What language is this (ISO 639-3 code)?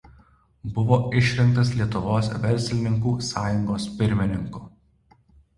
lit